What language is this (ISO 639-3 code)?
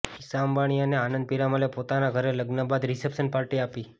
guj